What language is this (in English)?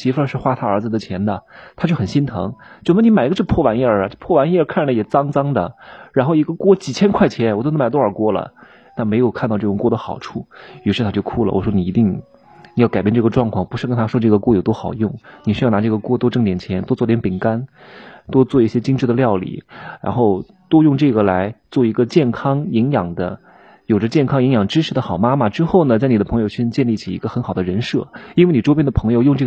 Chinese